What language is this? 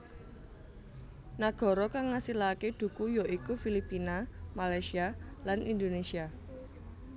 Javanese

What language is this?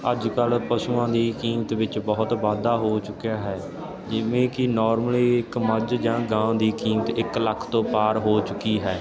Punjabi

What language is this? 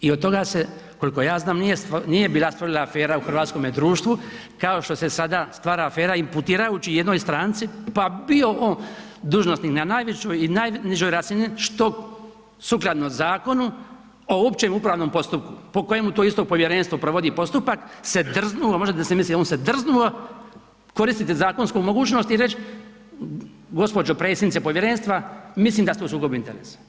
Croatian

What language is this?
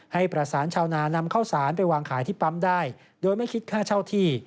Thai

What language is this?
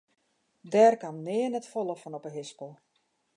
Western Frisian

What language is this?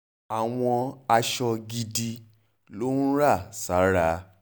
Yoruba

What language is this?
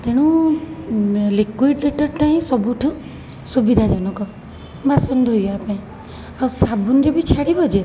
Odia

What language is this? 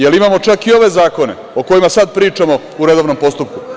Serbian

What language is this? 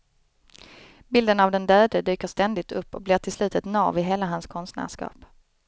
Swedish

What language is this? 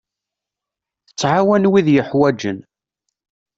Kabyle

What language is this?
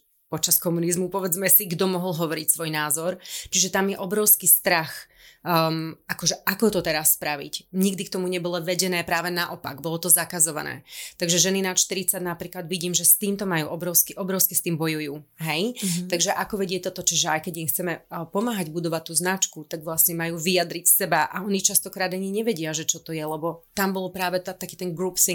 Slovak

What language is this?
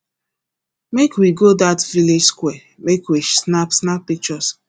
Nigerian Pidgin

